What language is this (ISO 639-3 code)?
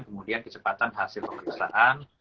ind